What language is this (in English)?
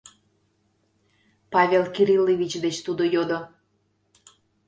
Mari